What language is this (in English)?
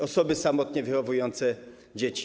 Polish